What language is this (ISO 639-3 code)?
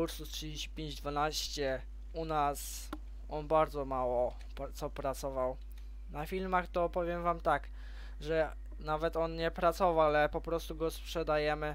pol